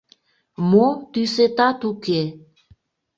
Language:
Mari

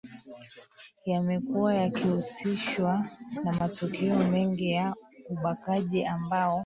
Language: Swahili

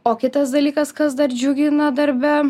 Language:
Lithuanian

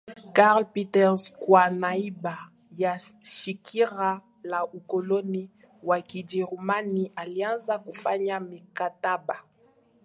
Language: Swahili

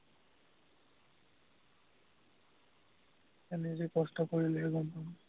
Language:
Assamese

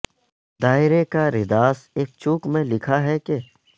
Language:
Urdu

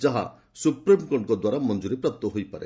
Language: Odia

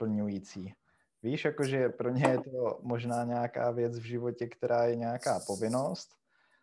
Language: Czech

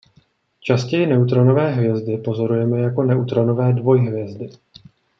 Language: Czech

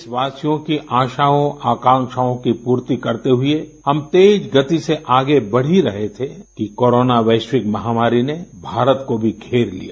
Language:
Hindi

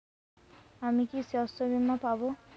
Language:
Bangla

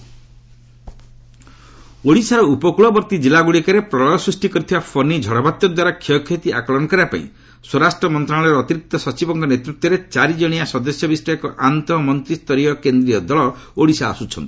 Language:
Odia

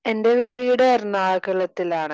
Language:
Malayalam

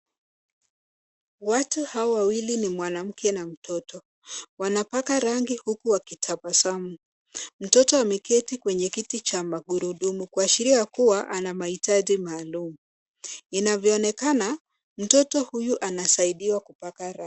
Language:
Swahili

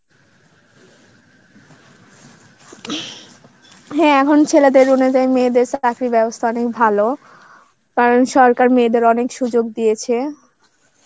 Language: Bangla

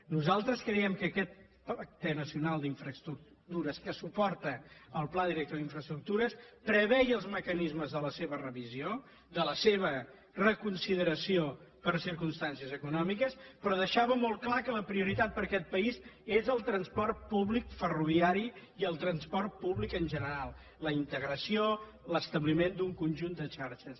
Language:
Catalan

